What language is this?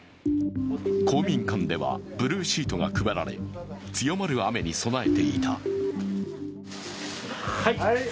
Japanese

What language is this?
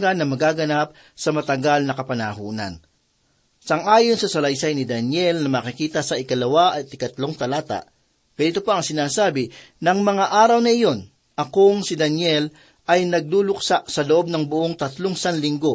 Filipino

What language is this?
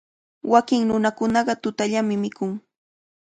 Cajatambo North Lima Quechua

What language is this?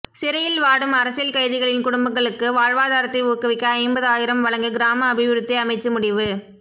Tamil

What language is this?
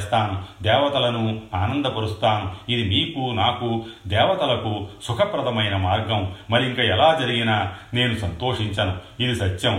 Telugu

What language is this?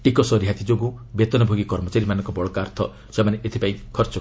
Odia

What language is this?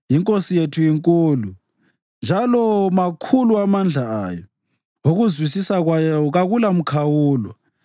North Ndebele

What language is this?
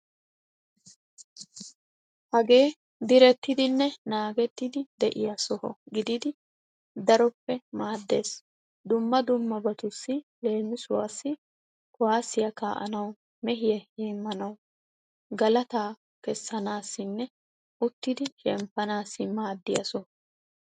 Wolaytta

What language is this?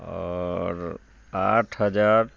Maithili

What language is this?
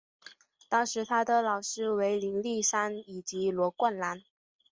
Chinese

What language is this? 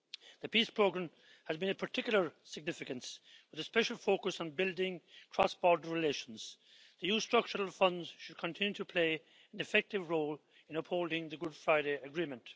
English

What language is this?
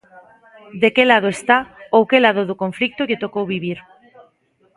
Galician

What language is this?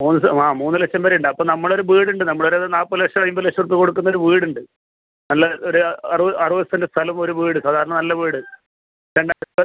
Malayalam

